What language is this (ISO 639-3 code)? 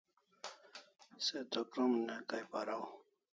kls